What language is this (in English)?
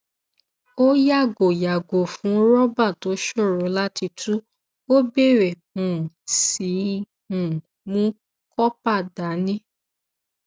Yoruba